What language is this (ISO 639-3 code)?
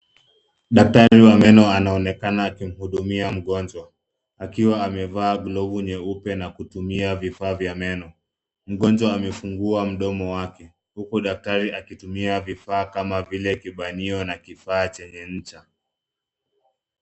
swa